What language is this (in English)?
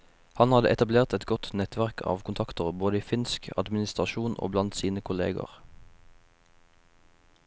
Norwegian